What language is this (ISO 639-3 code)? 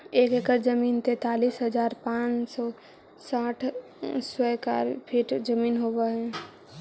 mag